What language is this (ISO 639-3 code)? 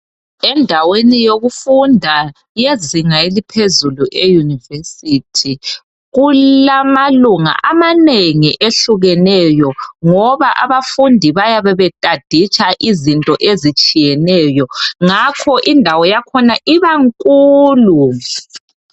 nde